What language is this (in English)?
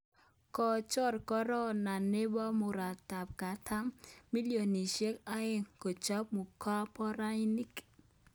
Kalenjin